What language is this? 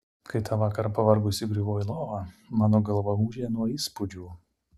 Lithuanian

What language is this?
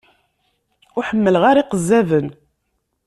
Kabyle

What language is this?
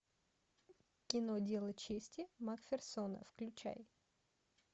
Russian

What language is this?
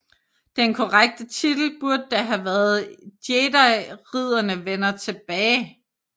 Danish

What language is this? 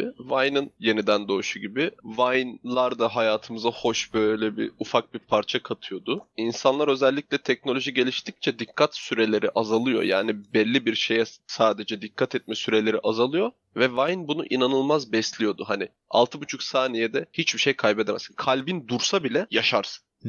Turkish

